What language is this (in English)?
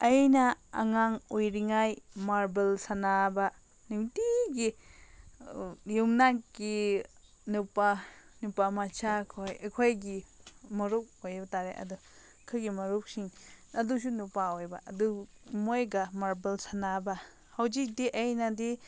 Manipuri